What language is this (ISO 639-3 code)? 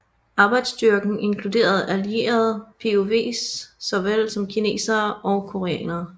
dan